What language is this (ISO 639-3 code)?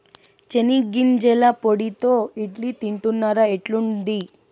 tel